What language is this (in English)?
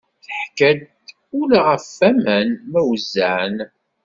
Kabyle